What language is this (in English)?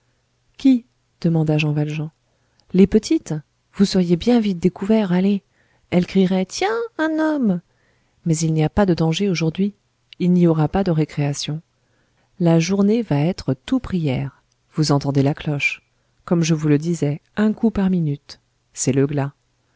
French